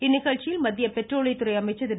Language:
Tamil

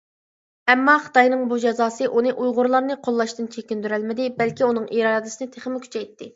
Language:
Uyghur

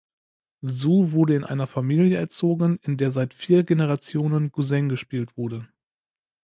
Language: German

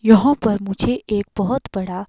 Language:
Hindi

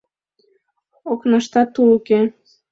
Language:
Mari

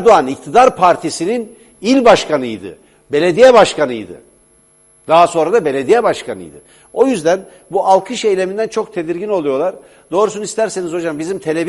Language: Turkish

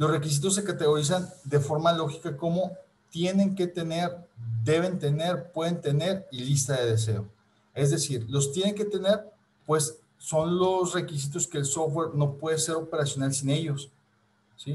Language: Spanish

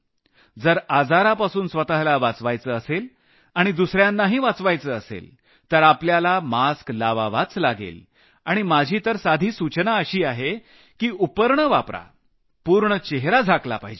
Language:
Marathi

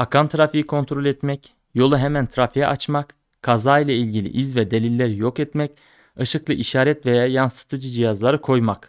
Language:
Turkish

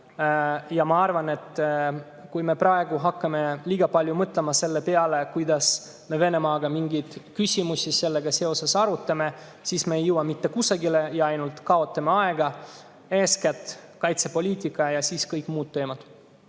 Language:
Estonian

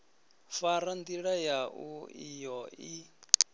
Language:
Venda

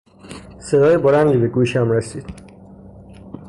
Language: Persian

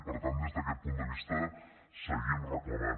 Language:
Catalan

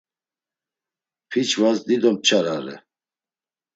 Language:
Laz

